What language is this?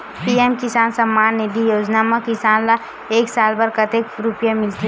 Chhattisgarhi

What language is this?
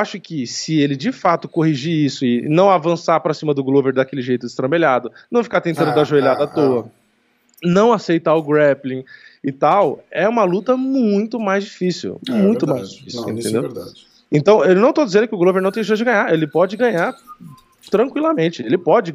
Portuguese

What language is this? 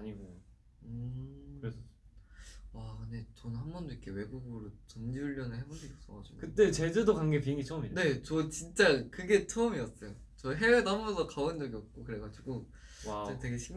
Korean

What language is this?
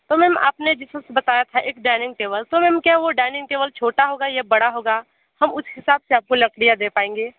Hindi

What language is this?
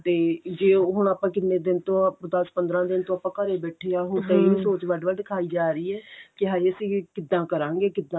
Punjabi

